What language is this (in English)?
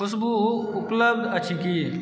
Maithili